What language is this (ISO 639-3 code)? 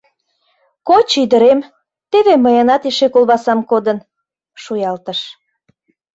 chm